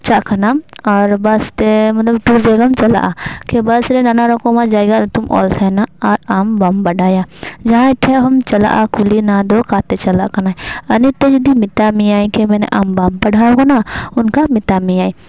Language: Santali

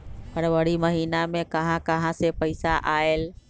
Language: Magahi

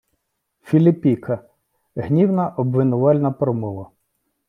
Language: Ukrainian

